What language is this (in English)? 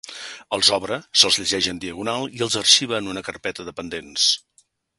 Catalan